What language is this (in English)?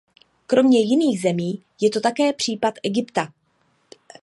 Czech